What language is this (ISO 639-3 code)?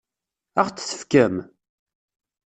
kab